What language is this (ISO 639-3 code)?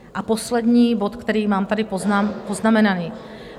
ces